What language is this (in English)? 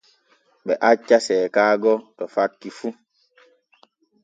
Borgu Fulfulde